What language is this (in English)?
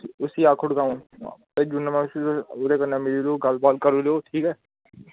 Dogri